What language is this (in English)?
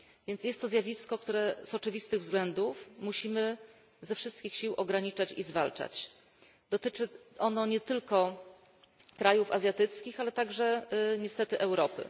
Polish